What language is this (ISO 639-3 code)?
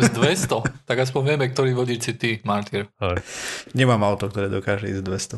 slk